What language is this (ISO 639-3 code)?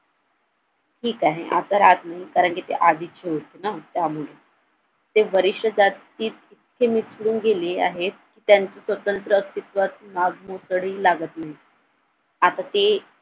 mar